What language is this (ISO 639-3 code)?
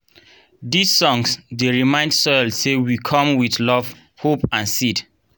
pcm